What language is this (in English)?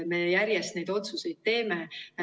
Estonian